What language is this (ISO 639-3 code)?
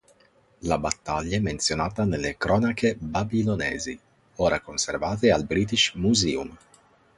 ita